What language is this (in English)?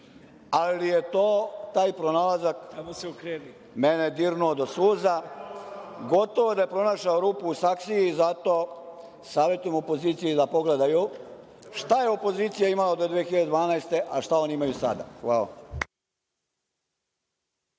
Serbian